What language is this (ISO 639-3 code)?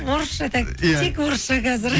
kaz